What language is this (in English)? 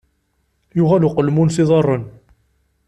Kabyle